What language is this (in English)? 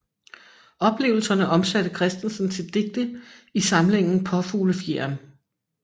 Danish